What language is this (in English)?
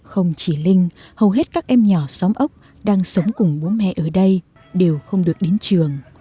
Vietnamese